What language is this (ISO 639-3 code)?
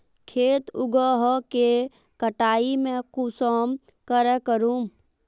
mag